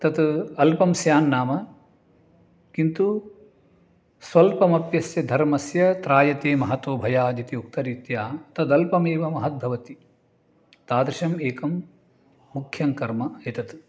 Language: Sanskrit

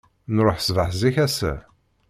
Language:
Kabyle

